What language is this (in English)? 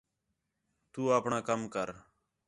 Khetrani